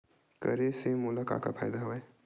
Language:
Chhattisgarhi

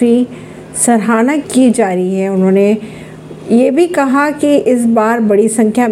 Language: Hindi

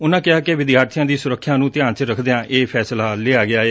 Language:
Punjabi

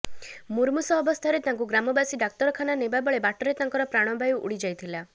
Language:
Odia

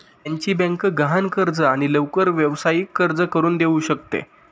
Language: Marathi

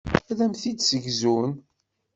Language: Kabyle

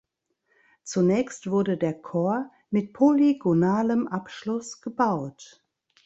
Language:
German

